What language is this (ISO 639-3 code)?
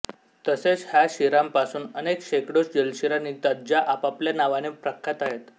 mar